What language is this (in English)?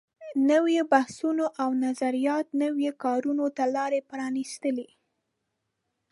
Pashto